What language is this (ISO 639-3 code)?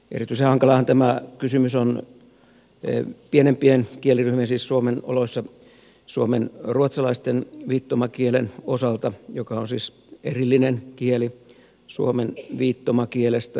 fin